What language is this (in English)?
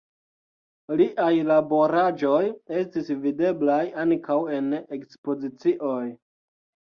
Esperanto